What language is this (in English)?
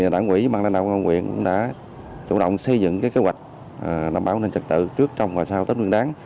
Vietnamese